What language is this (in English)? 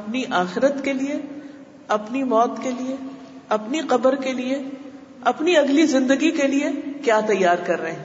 Urdu